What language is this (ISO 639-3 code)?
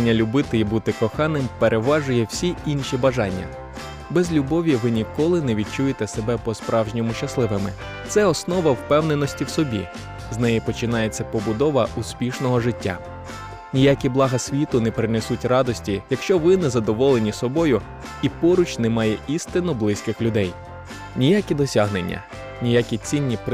ukr